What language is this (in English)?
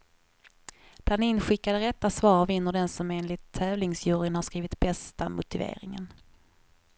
Swedish